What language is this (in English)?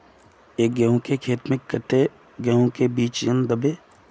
Magahi